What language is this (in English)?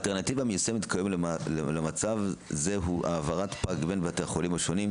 Hebrew